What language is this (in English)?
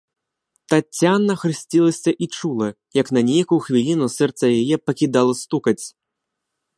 Belarusian